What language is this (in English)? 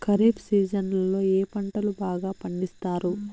Telugu